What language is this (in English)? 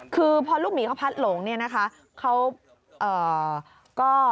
Thai